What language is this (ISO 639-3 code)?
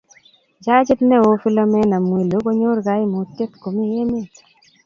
kln